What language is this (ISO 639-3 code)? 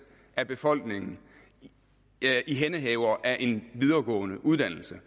dan